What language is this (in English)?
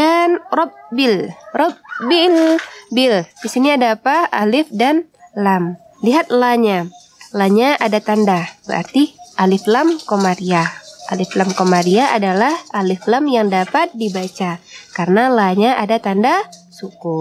Indonesian